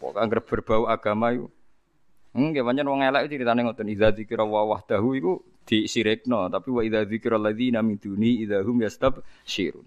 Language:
Indonesian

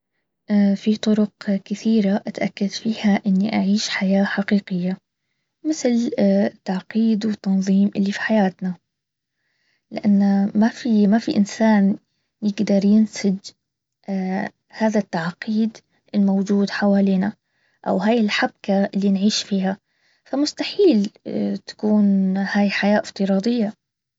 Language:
Baharna Arabic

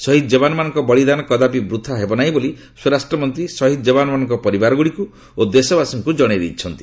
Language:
Odia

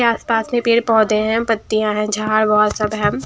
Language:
Hindi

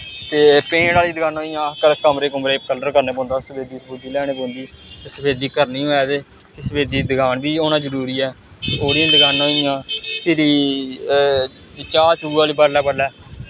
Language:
Dogri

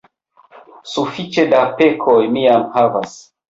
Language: Esperanto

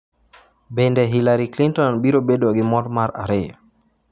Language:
Luo (Kenya and Tanzania)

